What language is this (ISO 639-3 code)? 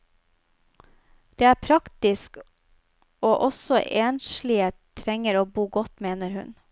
nor